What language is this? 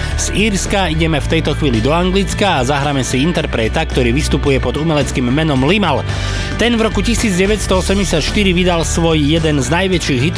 Slovak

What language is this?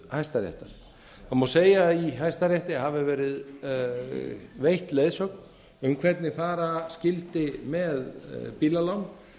Icelandic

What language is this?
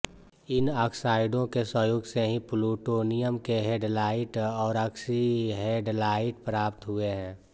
Hindi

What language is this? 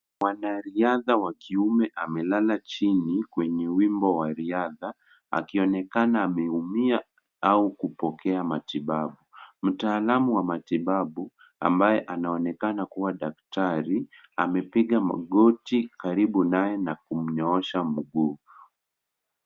Swahili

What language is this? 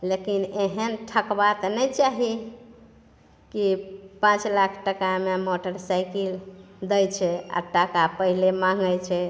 Maithili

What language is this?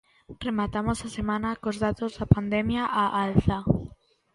Galician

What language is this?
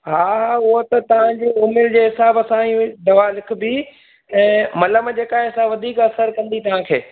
Sindhi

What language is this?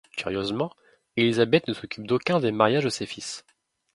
French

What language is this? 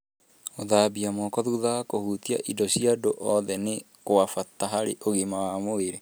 Kikuyu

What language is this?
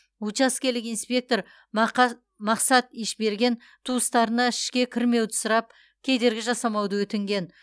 Kazakh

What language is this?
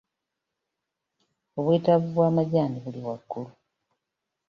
Ganda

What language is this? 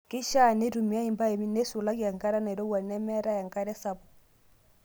Masai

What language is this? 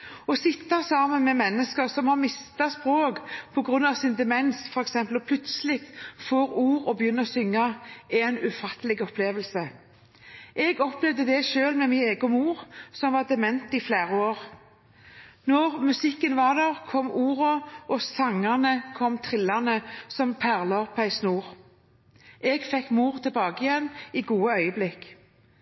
Norwegian Bokmål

